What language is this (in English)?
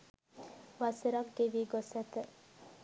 Sinhala